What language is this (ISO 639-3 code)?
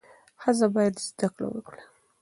pus